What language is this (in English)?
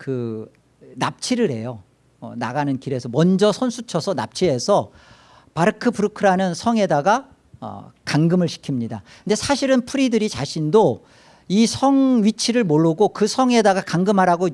Korean